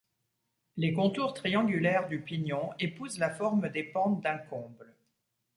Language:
French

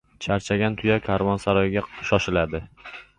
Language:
Uzbek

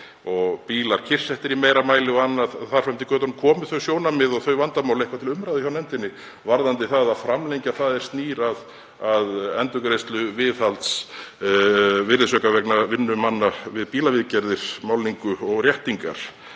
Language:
Icelandic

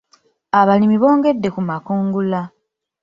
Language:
Ganda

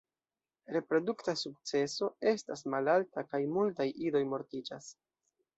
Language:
Esperanto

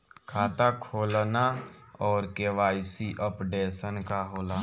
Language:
Bhojpuri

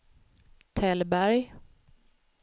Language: Swedish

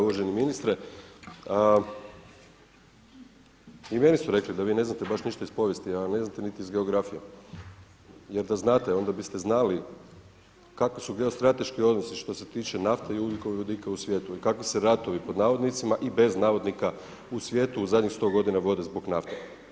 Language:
Croatian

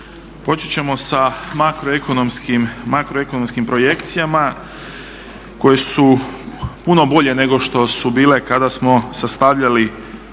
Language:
Croatian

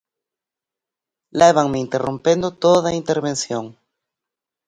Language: Galician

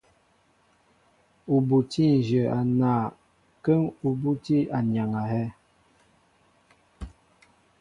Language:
Mbo (Cameroon)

